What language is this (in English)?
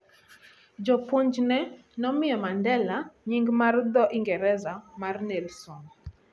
Luo (Kenya and Tanzania)